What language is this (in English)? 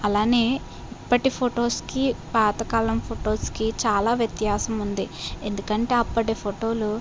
Telugu